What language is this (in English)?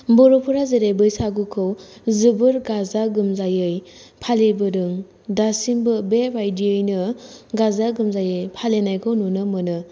Bodo